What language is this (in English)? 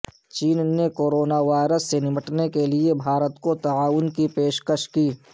Urdu